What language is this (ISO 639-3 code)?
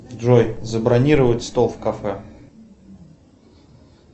rus